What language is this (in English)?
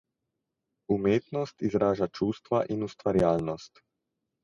Slovenian